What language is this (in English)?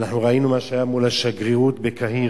Hebrew